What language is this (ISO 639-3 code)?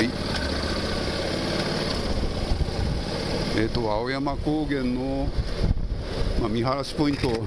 jpn